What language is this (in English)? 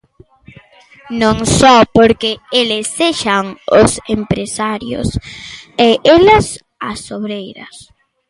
Galician